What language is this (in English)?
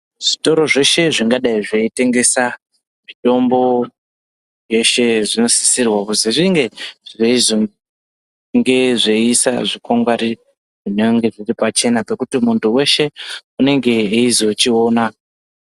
Ndau